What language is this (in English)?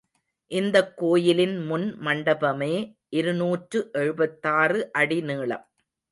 Tamil